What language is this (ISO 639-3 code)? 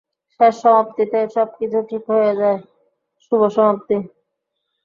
ben